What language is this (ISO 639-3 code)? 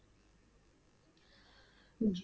pan